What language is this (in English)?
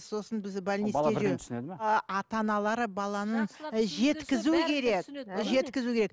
Kazakh